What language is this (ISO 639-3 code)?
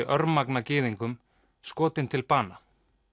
isl